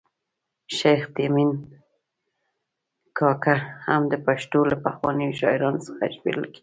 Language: Pashto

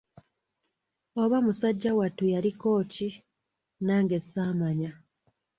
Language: Ganda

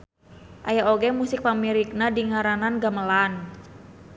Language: Sundanese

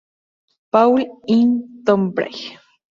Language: Spanish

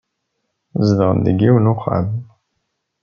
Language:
Kabyle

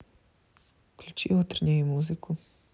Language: Russian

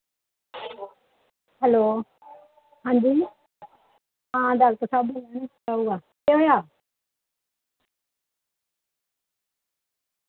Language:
Dogri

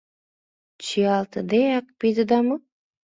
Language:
Mari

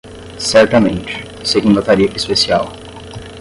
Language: Portuguese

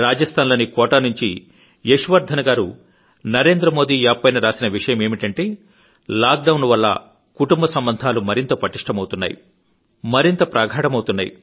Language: Telugu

